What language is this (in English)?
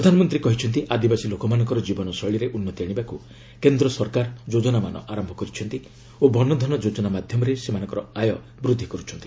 Odia